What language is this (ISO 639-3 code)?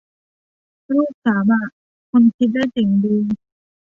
tha